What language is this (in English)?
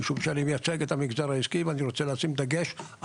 Hebrew